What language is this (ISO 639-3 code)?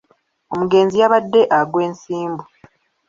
lug